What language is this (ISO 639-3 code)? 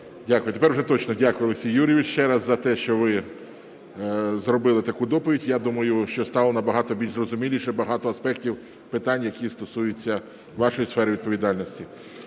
ukr